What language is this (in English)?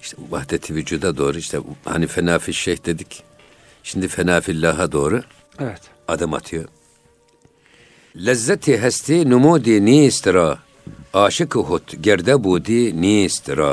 Turkish